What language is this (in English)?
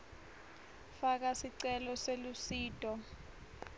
Swati